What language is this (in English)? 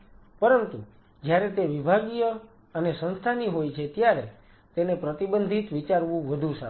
Gujarati